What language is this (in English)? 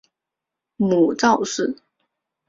Chinese